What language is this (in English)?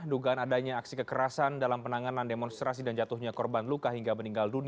Indonesian